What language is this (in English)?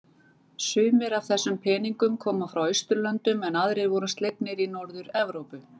Icelandic